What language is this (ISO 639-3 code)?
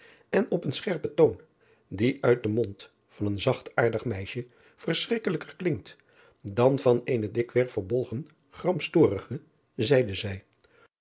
nld